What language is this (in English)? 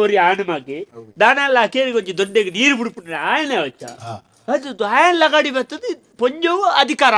Arabic